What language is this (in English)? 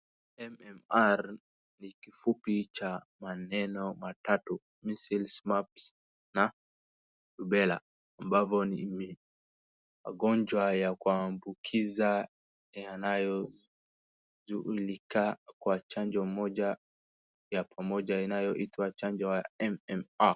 Swahili